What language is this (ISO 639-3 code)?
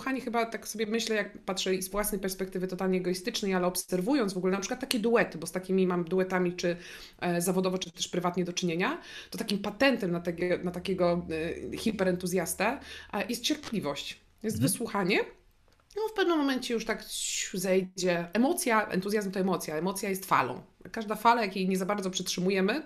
pol